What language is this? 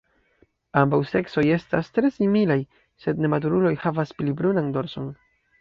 Esperanto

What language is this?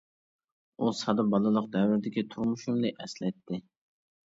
Uyghur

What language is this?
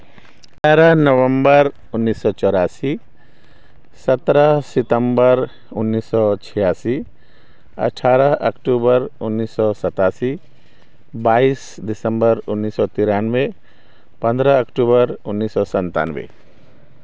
Maithili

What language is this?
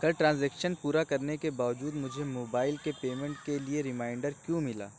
Urdu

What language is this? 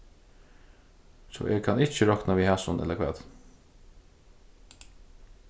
Faroese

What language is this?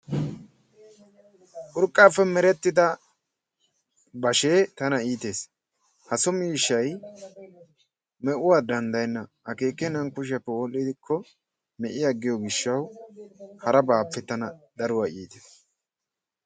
Wolaytta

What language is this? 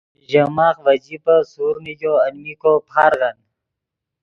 Yidgha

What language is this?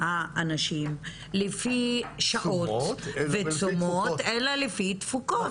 Hebrew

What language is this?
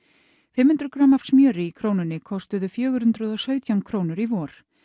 Icelandic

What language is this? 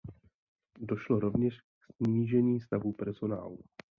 Czech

